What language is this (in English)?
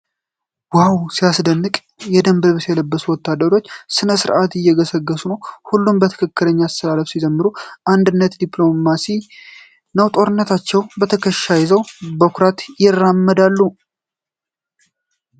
Amharic